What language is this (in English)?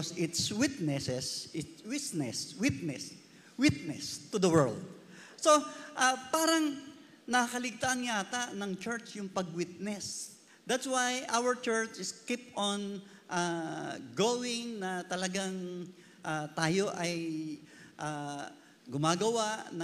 Filipino